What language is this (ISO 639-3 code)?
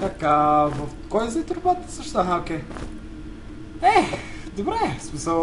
bul